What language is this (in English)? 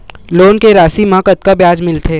Chhattisgarhi